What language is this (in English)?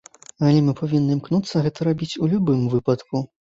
Belarusian